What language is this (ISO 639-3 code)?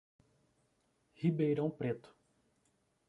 por